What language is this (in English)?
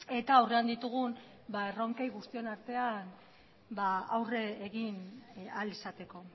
Basque